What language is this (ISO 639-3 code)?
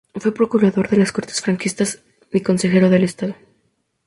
spa